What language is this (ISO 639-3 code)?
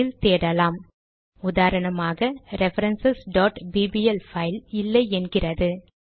tam